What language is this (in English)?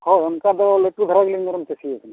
Santali